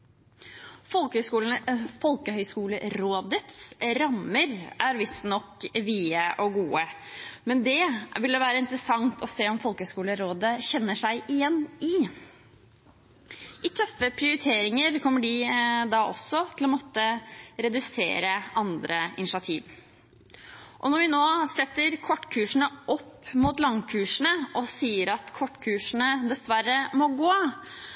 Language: Norwegian Bokmål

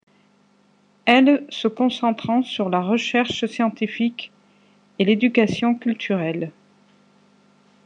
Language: French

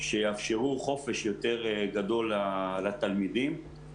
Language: Hebrew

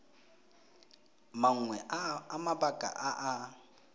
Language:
Tswana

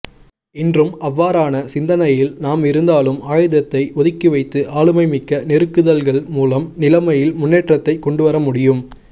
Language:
Tamil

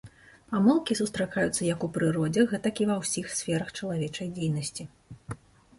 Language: Belarusian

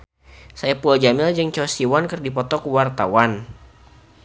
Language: Sundanese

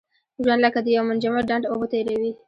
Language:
Pashto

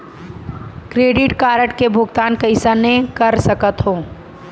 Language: Chhattisgarhi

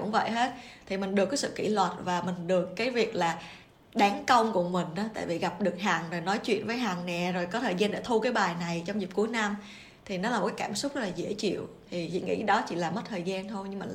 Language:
Vietnamese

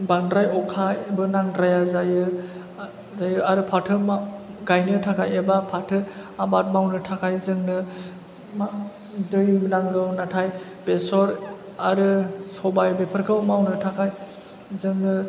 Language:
Bodo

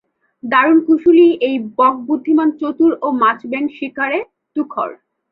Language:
Bangla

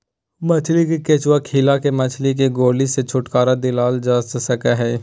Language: Magahi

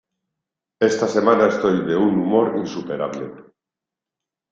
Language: Spanish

